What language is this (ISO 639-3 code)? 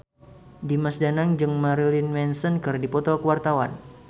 sun